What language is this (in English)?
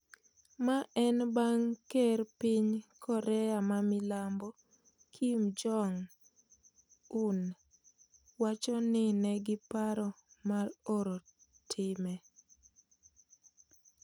Luo (Kenya and Tanzania)